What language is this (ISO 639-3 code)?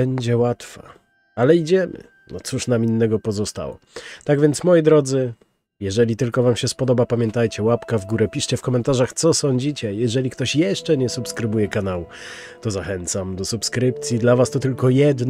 pol